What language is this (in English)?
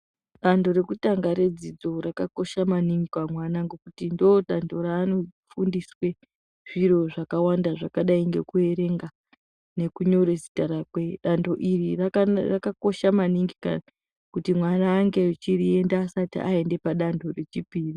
Ndau